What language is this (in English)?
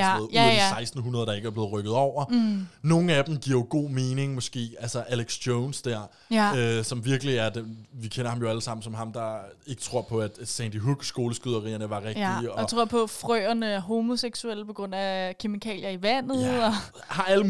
Danish